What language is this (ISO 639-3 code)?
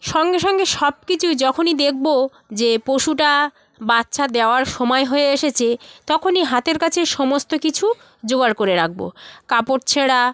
ben